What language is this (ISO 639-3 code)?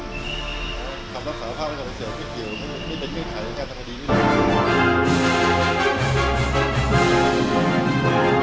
tha